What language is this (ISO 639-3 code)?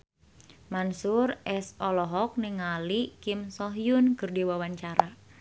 sun